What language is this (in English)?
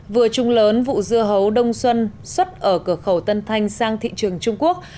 Vietnamese